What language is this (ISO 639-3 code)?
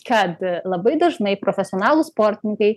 lit